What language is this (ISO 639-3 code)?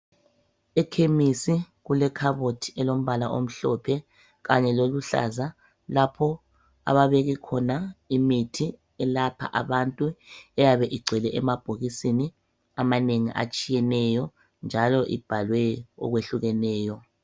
nde